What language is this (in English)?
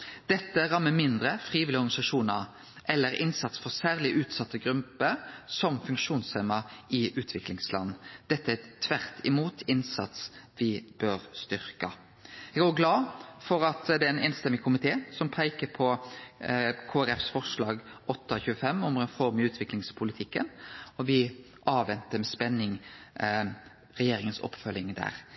Norwegian Nynorsk